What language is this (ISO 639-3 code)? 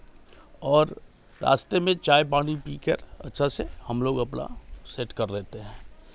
hin